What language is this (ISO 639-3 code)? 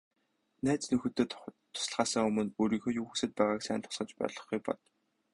mon